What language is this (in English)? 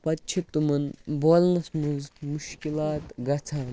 Kashmiri